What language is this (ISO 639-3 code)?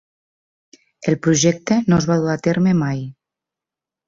cat